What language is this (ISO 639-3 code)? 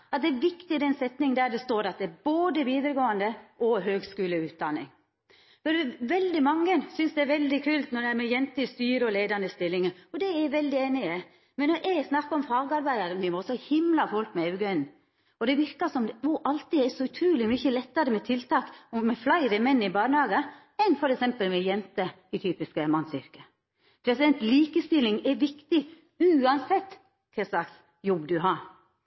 nno